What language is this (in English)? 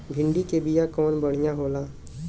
Bhojpuri